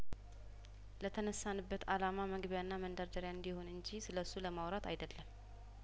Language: Amharic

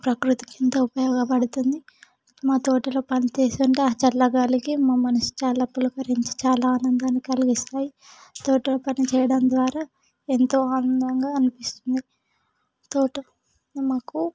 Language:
Telugu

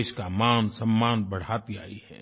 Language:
Hindi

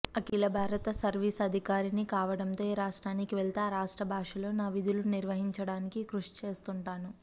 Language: Telugu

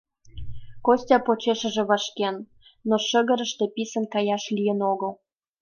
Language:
Mari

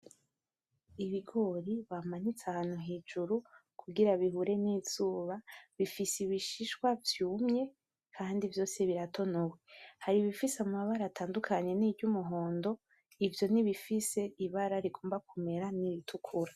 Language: Rundi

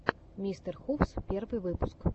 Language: Russian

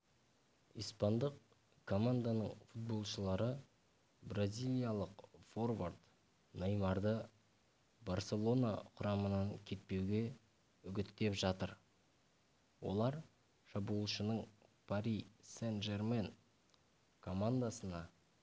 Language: Kazakh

